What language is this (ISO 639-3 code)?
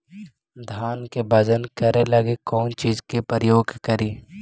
mag